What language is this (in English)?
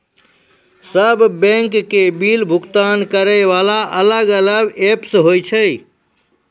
Maithili